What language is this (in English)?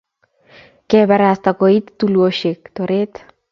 Kalenjin